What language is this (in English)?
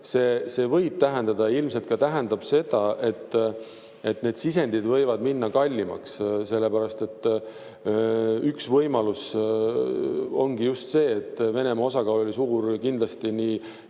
Estonian